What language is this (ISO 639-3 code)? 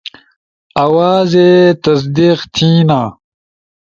ush